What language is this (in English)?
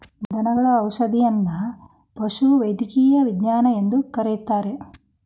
Kannada